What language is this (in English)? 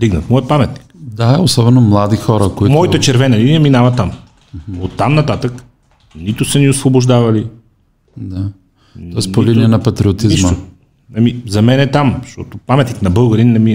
Bulgarian